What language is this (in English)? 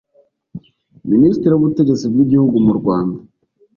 Kinyarwanda